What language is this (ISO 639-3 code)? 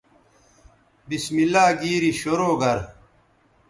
btv